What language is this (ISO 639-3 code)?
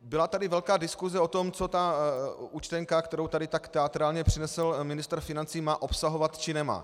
ces